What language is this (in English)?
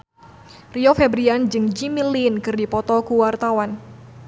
Sundanese